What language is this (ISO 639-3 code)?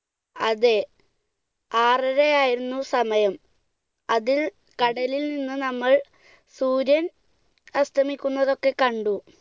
mal